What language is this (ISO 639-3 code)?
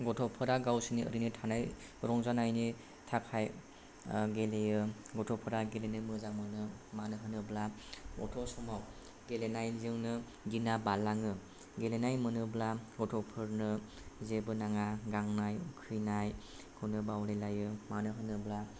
brx